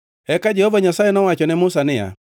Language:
Luo (Kenya and Tanzania)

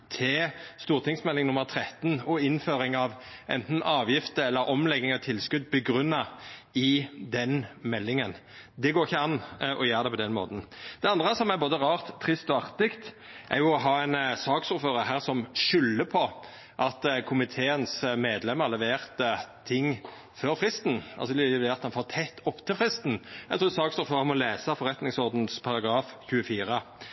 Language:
Norwegian Nynorsk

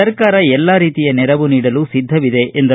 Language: Kannada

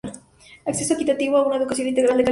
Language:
Spanish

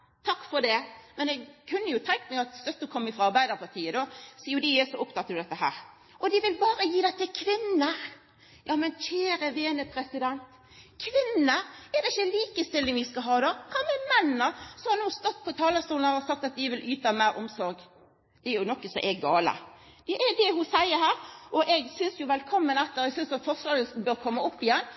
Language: Norwegian Nynorsk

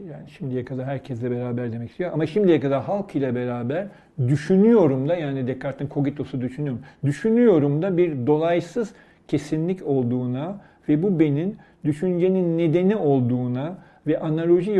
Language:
Turkish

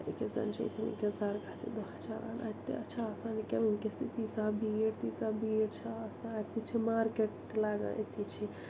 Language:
Kashmiri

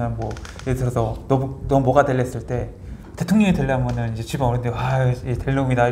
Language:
Korean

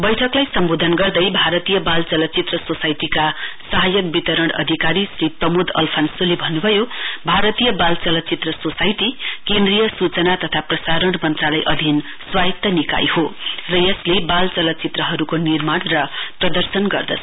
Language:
Nepali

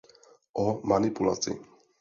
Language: Czech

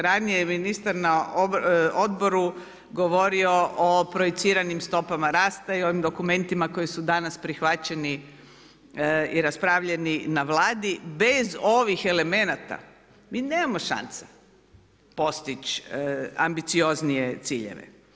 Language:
Croatian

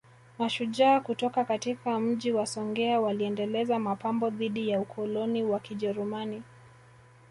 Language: Swahili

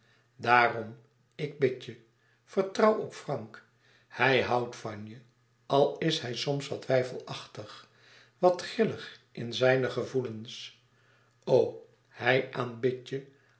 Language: Dutch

